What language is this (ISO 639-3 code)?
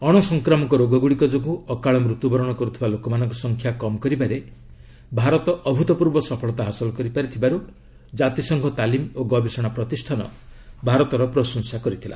ori